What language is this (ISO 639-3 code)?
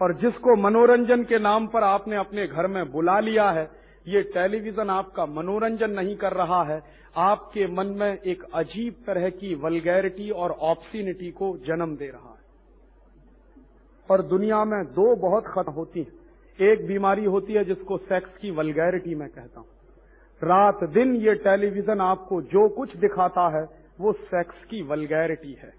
hin